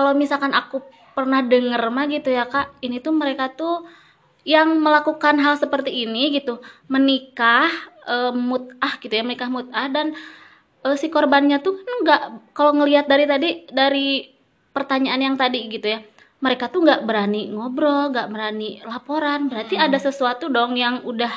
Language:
Indonesian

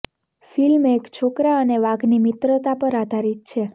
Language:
Gujarati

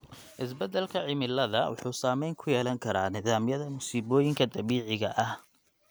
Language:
Somali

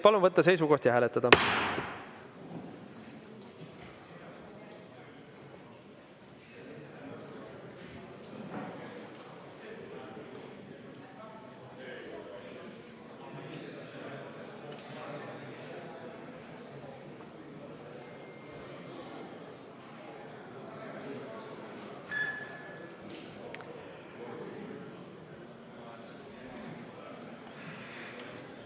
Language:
Estonian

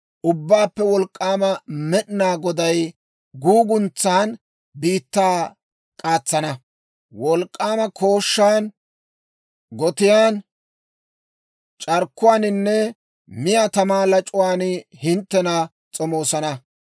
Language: Dawro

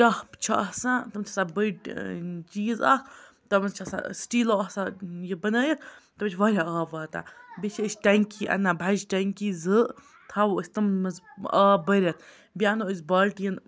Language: Kashmiri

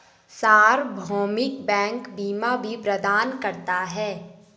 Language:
Hindi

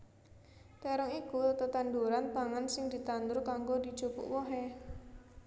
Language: Javanese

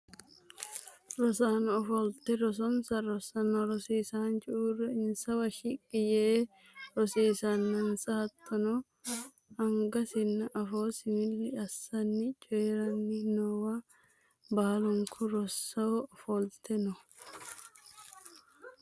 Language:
Sidamo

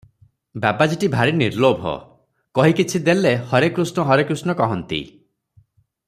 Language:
Odia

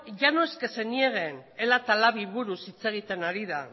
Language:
Basque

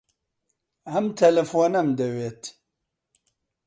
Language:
Central Kurdish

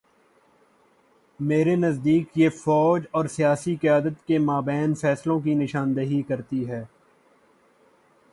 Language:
Urdu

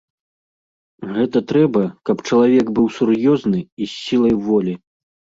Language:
Belarusian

